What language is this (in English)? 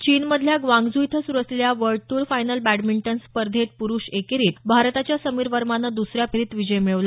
Marathi